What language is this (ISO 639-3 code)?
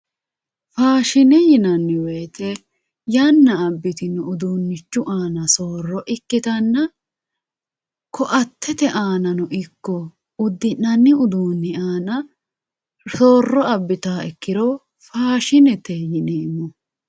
sid